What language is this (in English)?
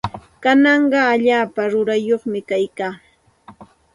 Santa Ana de Tusi Pasco Quechua